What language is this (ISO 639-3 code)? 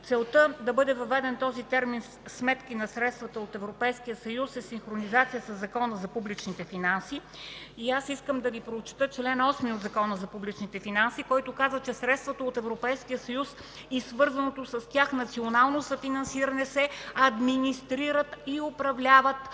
bul